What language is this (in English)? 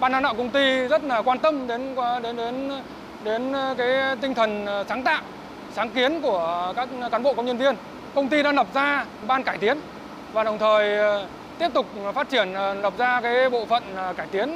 Vietnamese